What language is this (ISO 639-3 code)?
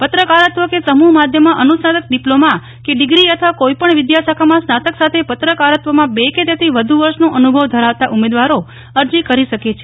guj